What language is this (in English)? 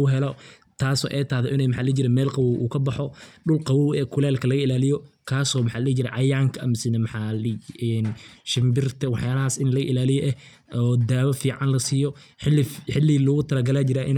Somali